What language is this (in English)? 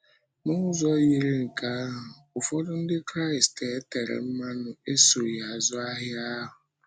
Igbo